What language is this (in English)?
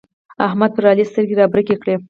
Pashto